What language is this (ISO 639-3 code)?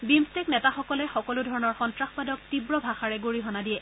asm